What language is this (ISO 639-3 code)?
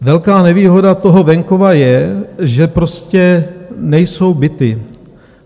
ces